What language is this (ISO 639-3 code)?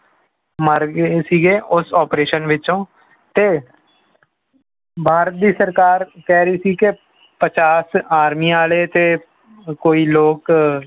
pan